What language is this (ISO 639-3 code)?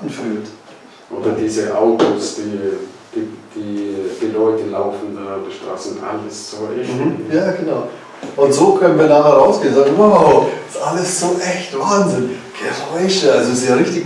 deu